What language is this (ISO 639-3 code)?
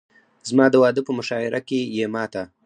pus